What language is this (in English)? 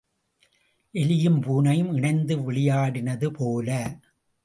Tamil